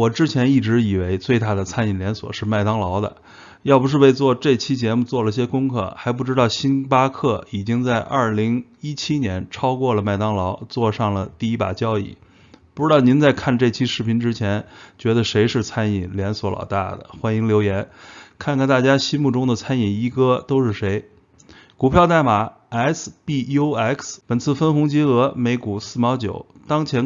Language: Chinese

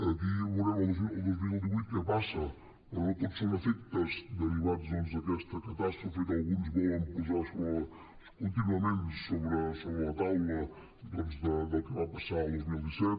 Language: Catalan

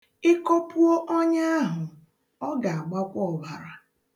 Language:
Igbo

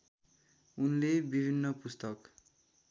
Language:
Nepali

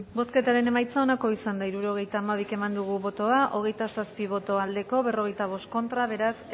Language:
Basque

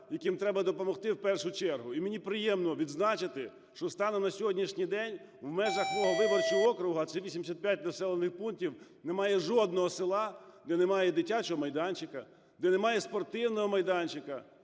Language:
Ukrainian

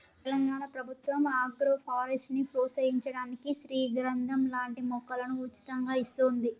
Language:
Telugu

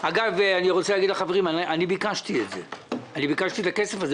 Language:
Hebrew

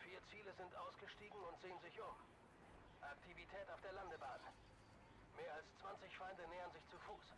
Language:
German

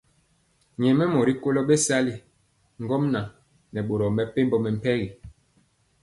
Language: Mpiemo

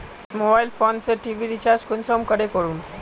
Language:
Magahi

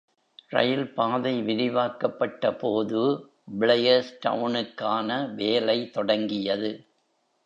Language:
Tamil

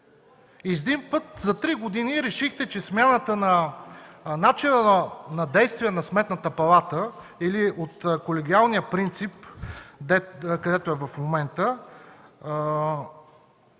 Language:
Bulgarian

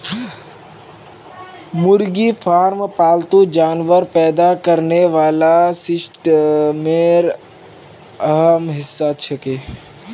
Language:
Magahi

